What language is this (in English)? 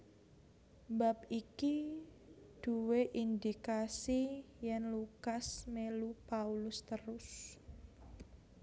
Javanese